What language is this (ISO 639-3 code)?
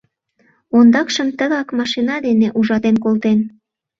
chm